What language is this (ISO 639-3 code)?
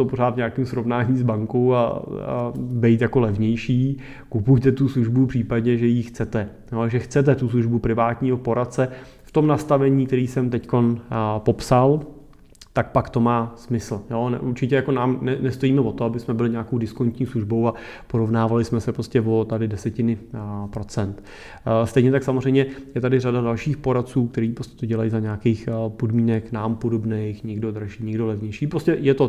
ces